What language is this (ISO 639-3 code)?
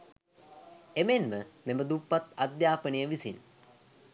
sin